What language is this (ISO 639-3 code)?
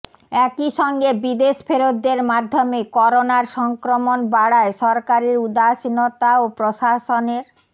ben